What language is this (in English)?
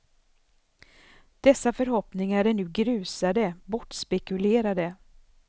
Swedish